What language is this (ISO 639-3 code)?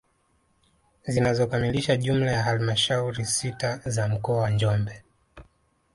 swa